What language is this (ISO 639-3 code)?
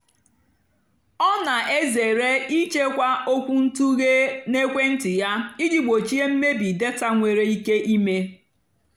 ibo